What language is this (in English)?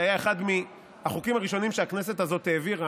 Hebrew